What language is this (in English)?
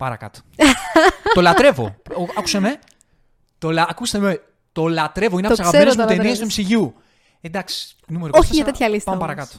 Greek